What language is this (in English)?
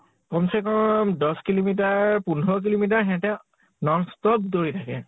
Assamese